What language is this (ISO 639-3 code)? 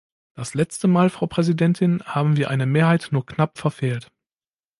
deu